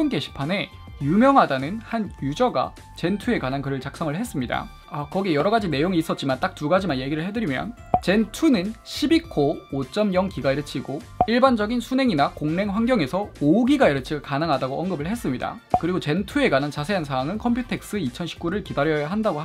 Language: Korean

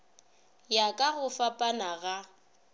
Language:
Northern Sotho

